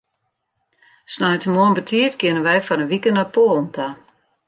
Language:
Western Frisian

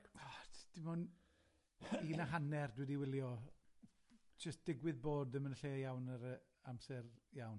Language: Welsh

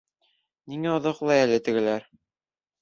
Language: Bashkir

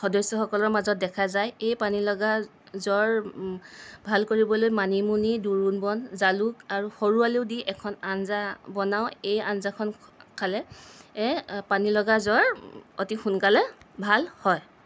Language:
Assamese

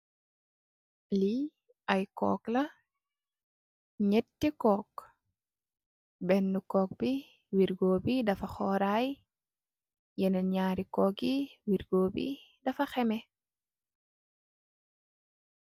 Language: Wolof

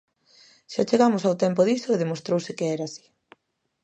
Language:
Galician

